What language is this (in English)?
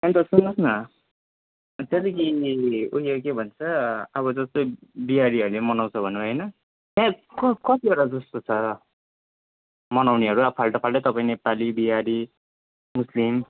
Nepali